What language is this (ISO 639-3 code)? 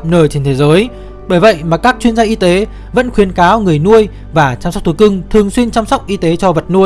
vie